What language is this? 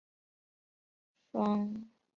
Chinese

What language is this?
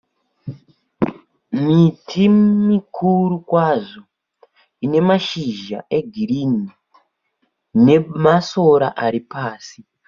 Shona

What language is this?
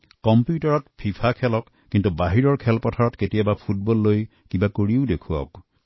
Assamese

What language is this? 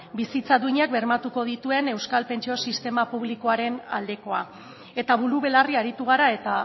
Basque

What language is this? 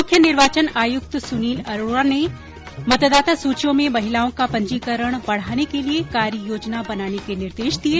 Hindi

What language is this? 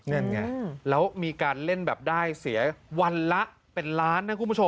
Thai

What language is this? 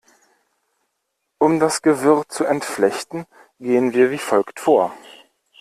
German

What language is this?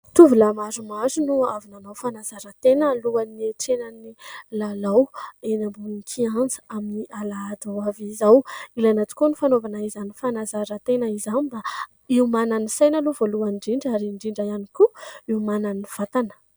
Malagasy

